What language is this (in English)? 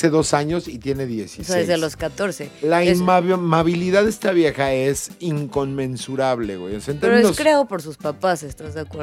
Spanish